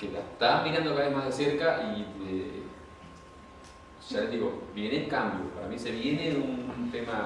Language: Spanish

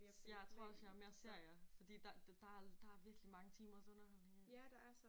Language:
Danish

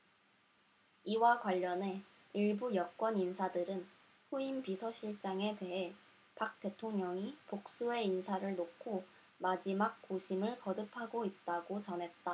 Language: Korean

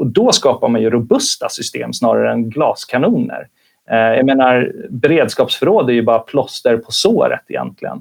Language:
Swedish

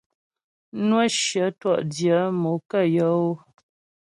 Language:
Ghomala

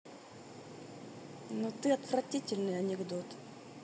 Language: Russian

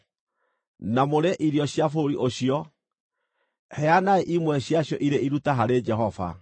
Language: Kikuyu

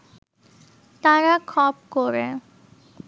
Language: Bangla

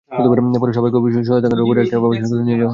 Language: Bangla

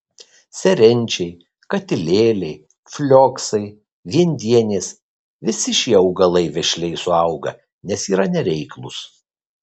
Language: Lithuanian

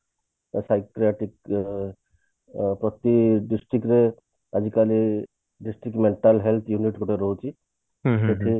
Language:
Odia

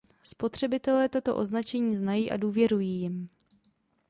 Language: Czech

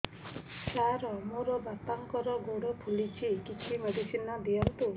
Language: Odia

